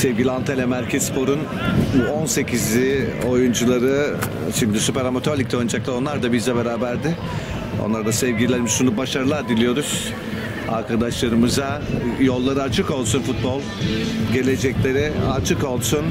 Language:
Turkish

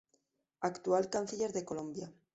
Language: Spanish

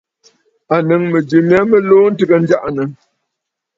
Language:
Bafut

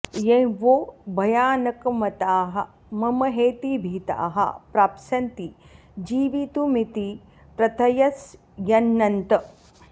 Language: Sanskrit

